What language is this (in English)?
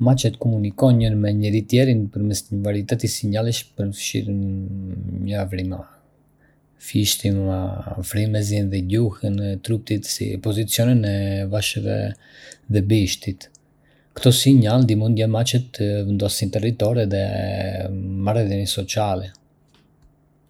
Arbëreshë Albanian